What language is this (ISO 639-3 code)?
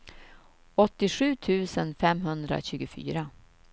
swe